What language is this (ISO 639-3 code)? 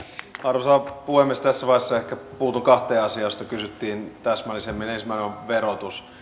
fin